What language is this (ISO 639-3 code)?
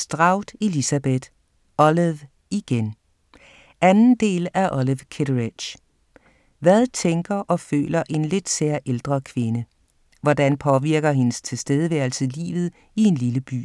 dan